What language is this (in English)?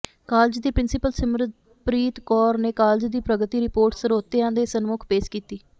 Punjabi